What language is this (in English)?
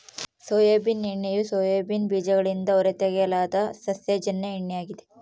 Kannada